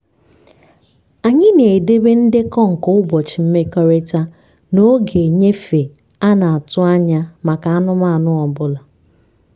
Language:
Igbo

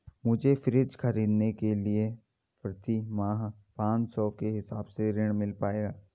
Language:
Hindi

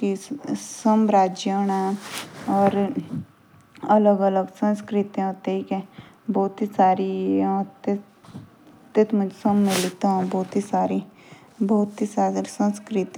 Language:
Jaunsari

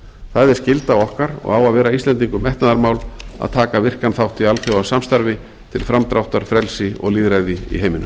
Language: Icelandic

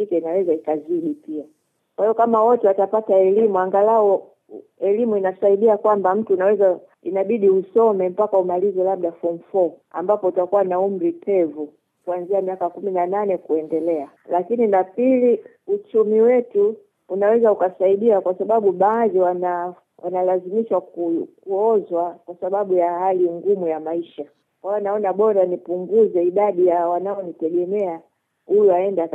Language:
Swahili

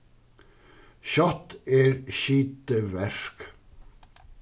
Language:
Faroese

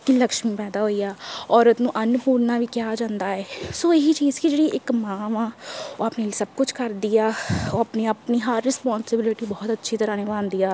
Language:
Punjabi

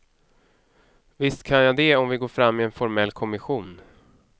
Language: Swedish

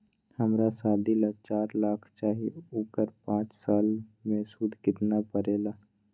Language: Magahi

